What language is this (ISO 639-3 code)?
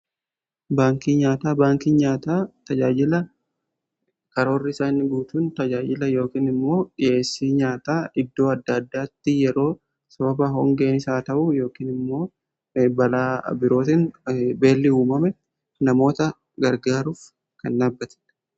orm